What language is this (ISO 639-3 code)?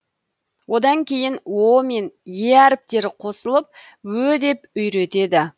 kaz